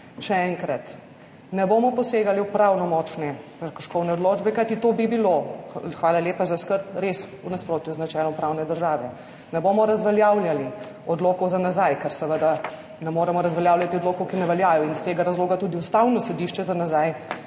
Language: Slovenian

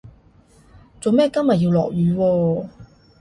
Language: Cantonese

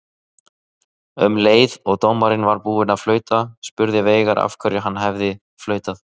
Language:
Icelandic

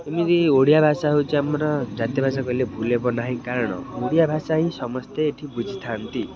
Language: Odia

